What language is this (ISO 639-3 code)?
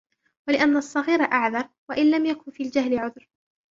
ara